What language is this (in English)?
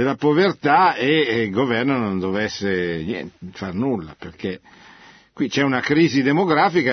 Italian